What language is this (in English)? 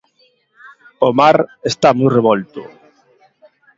Galician